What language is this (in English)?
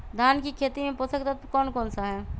Magahi